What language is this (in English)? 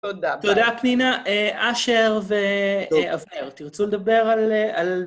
Hebrew